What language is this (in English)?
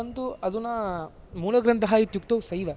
Sanskrit